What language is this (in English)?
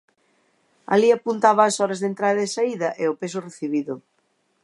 Galician